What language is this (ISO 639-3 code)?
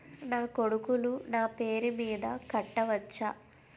tel